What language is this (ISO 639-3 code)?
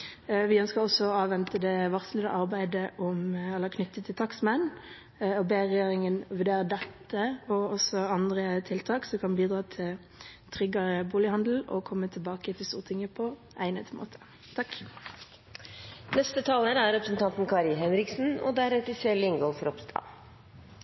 nob